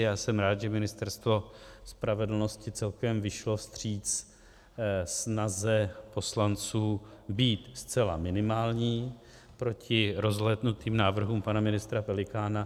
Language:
Czech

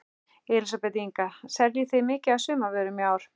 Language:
Icelandic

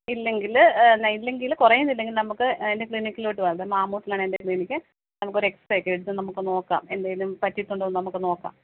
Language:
Malayalam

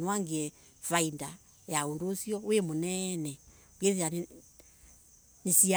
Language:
Embu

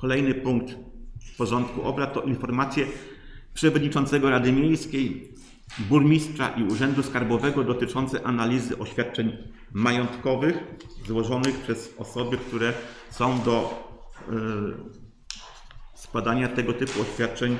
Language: Polish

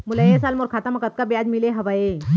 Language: Chhattisgarhi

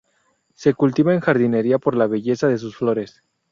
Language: Spanish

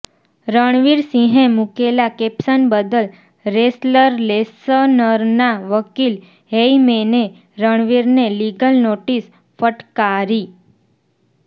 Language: Gujarati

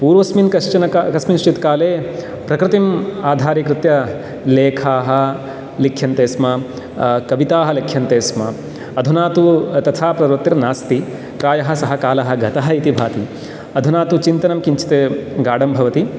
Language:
Sanskrit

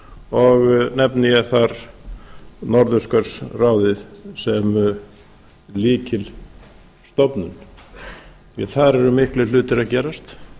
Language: Icelandic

